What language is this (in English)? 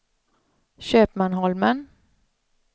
Swedish